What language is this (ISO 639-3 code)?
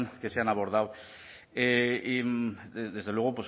spa